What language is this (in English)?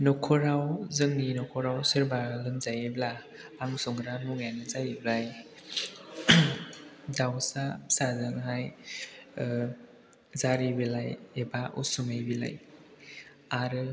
Bodo